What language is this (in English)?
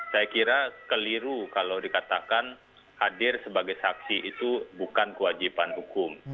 Indonesian